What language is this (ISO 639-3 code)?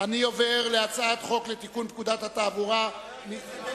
heb